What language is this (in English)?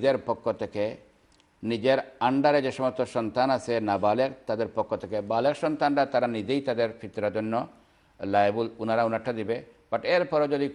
Arabic